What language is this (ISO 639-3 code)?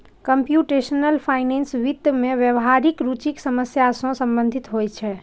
mai